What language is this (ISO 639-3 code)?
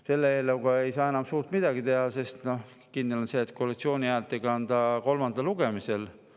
est